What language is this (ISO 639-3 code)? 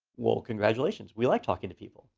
eng